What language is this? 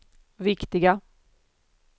Swedish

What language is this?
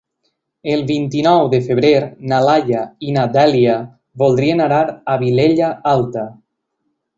Catalan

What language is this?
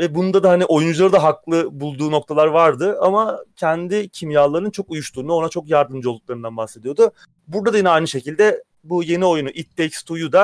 Turkish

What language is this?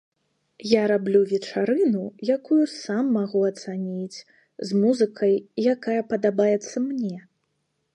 Belarusian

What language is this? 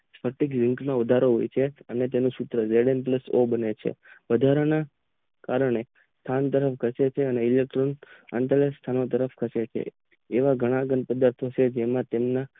Gujarati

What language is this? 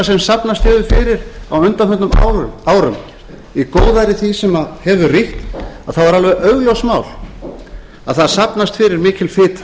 Icelandic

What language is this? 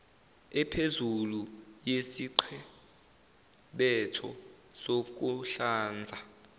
Zulu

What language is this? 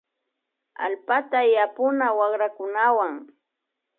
Imbabura Highland Quichua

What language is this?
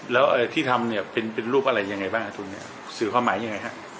Thai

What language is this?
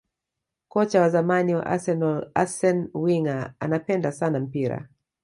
Swahili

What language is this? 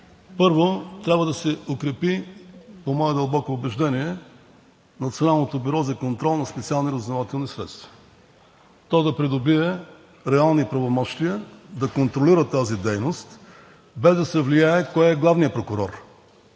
Bulgarian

